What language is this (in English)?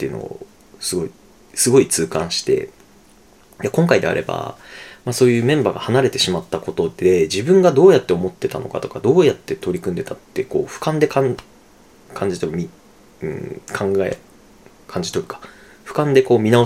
Japanese